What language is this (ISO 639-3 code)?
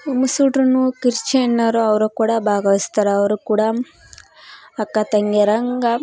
kan